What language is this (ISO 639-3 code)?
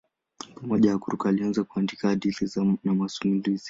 swa